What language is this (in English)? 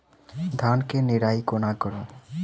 Maithili